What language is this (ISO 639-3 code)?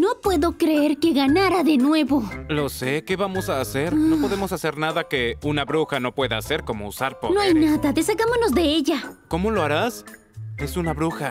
spa